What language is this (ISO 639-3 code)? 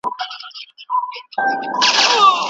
pus